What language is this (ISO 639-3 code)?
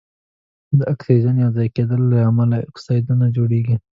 pus